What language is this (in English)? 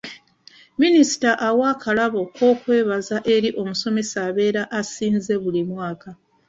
Ganda